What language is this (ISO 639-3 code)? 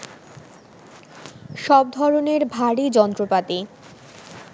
ben